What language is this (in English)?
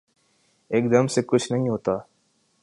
Urdu